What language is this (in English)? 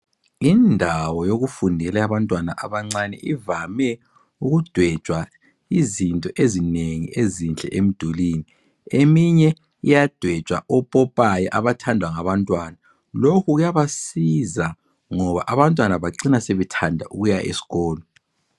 North Ndebele